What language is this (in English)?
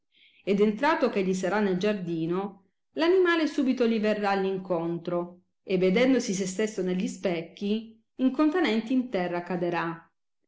Italian